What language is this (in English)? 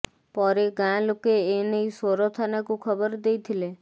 Odia